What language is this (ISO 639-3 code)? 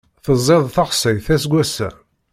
kab